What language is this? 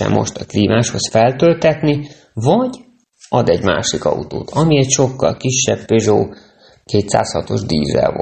Hungarian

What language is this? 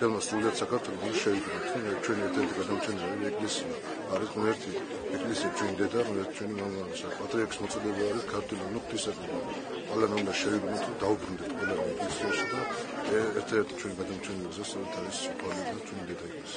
Turkish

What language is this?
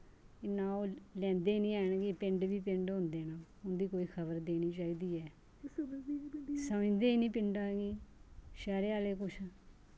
Dogri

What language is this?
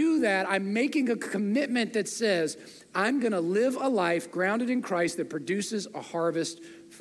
English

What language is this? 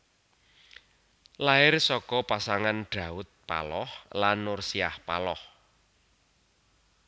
Javanese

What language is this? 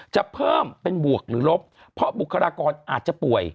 Thai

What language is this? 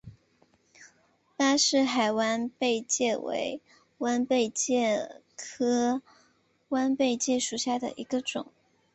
Chinese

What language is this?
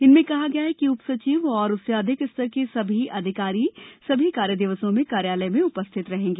Hindi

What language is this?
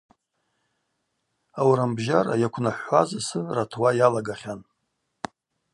Abaza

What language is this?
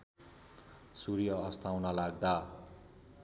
Nepali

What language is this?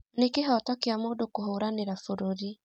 Kikuyu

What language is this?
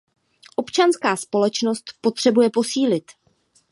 Czech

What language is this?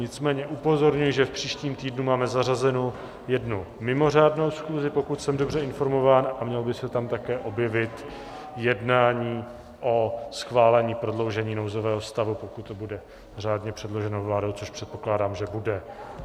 Czech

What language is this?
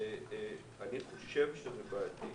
Hebrew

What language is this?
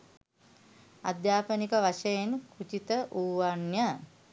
Sinhala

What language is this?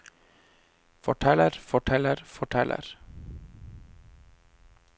Norwegian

